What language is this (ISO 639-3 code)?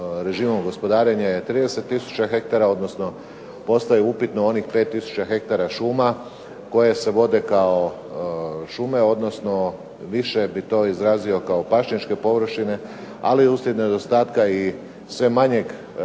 hrv